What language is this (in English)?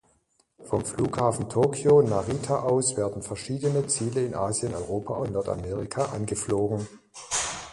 German